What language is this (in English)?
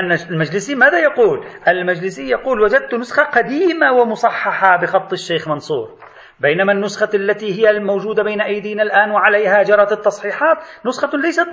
Arabic